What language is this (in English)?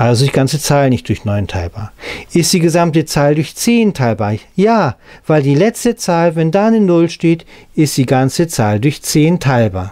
German